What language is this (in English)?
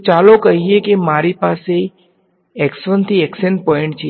Gujarati